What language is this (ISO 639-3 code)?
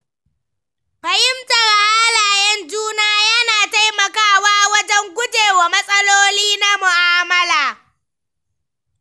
hau